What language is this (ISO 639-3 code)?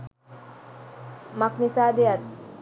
sin